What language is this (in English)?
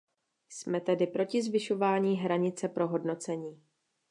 Czech